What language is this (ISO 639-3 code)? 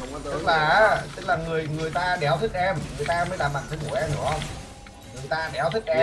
vie